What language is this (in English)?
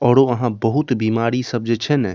Maithili